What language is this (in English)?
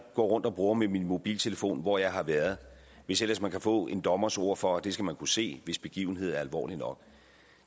Danish